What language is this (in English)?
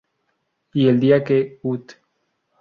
Spanish